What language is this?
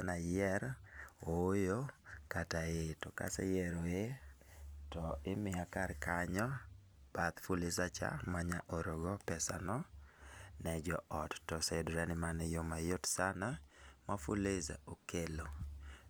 Luo (Kenya and Tanzania)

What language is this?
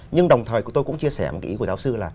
Vietnamese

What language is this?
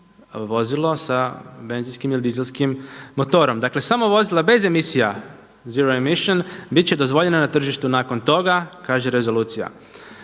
Croatian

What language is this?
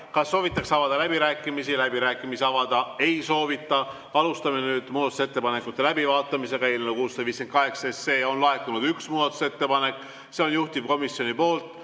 Estonian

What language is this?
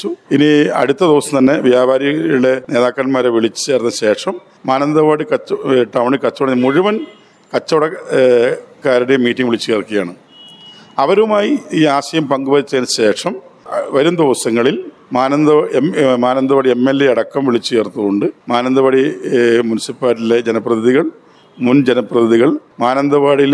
Malayalam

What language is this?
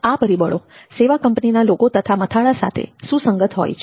Gujarati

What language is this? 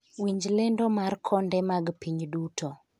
Luo (Kenya and Tanzania)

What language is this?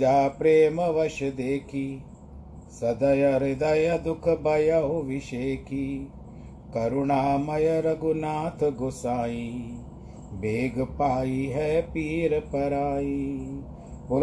Hindi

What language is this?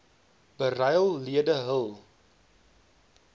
Afrikaans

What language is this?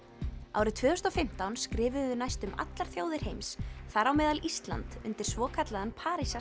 Icelandic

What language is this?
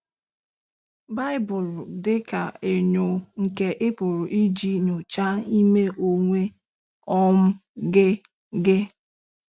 Igbo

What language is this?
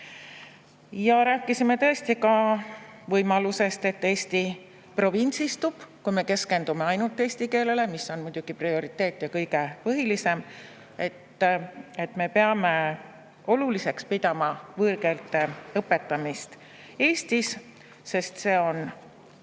Estonian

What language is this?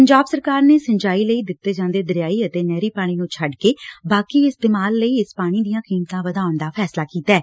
Punjabi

